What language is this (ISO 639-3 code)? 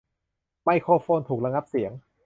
tha